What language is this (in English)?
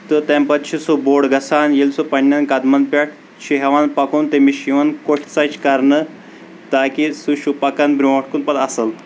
Kashmiri